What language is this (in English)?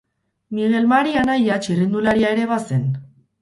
Basque